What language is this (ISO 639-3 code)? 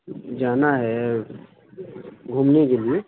urd